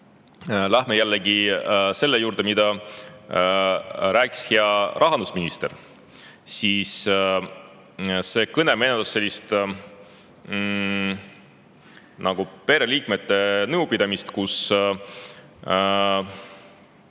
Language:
Estonian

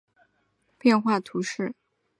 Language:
Chinese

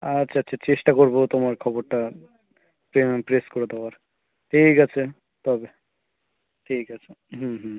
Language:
Bangla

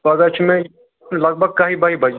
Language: Kashmiri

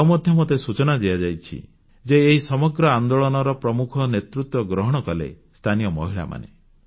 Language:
Odia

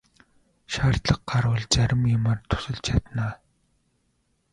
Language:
Mongolian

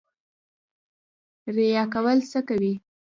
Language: Pashto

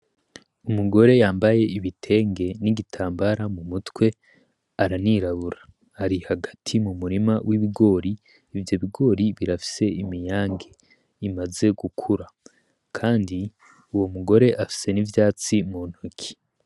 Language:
Rundi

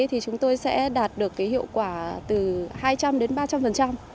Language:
Vietnamese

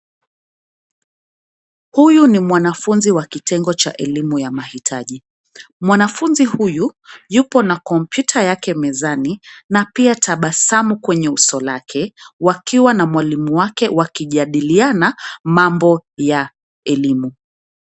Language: Swahili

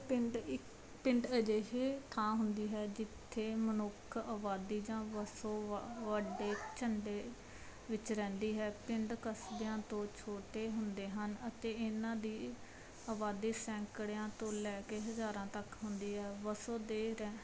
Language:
Punjabi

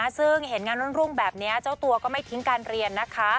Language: Thai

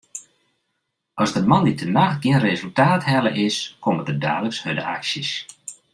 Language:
Western Frisian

